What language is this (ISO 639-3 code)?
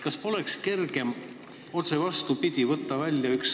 est